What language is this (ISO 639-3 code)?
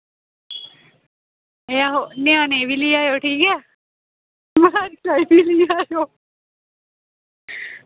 doi